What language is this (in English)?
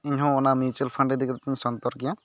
Santali